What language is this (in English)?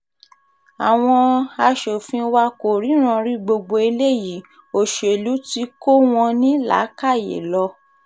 Yoruba